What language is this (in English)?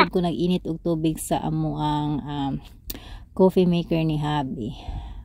Filipino